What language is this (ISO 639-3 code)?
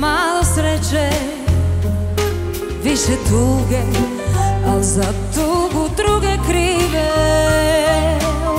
pol